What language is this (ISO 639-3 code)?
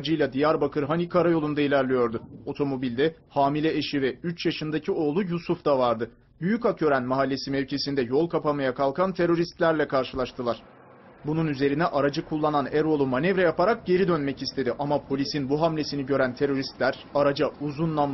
tur